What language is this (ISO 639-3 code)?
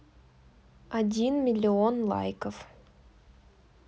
rus